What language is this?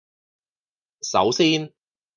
Cantonese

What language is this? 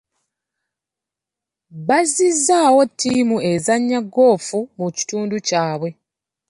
Ganda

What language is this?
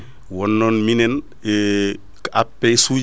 Fula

